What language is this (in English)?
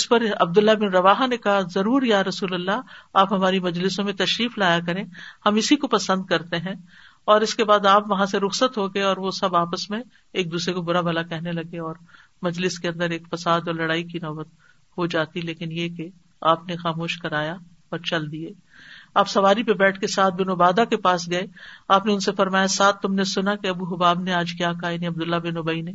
Urdu